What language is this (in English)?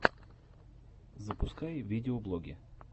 Russian